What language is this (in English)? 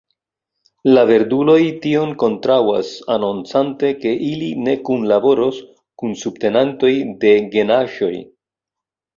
Esperanto